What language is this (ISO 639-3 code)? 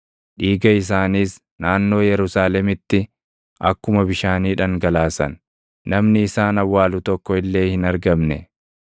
orm